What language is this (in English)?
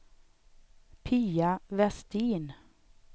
Swedish